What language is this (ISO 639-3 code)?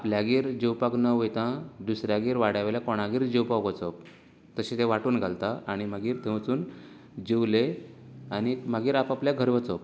kok